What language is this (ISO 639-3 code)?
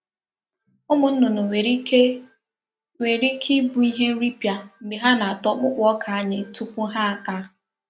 ibo